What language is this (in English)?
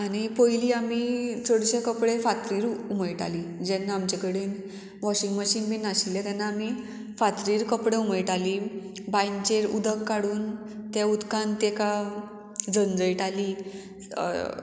Konkani